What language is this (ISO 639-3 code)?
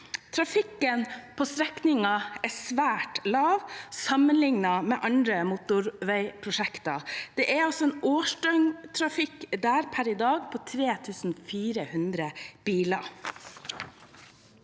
nor